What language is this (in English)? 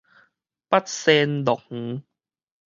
Min Nan Chinese